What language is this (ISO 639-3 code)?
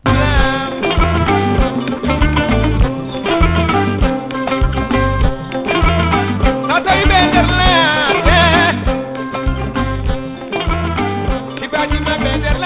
ful